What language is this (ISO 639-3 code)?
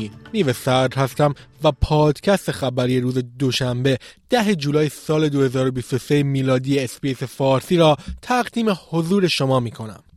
fas